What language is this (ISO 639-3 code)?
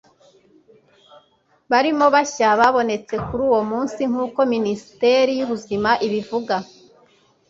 kin